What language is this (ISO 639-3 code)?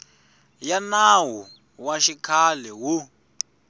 tso